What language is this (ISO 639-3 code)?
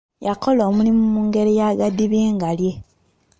lug